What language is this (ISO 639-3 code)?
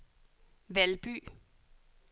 dan